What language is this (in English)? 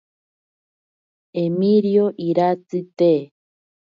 Ashéninka Perené